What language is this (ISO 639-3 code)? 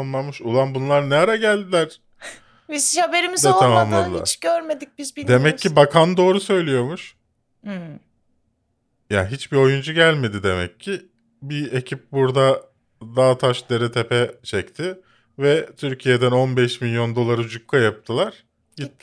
tur